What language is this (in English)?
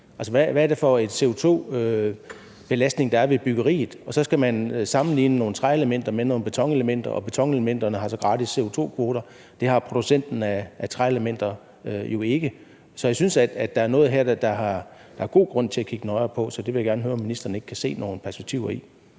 Danish